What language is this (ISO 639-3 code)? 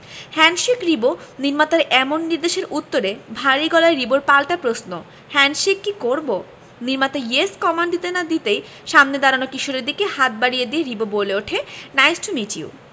ben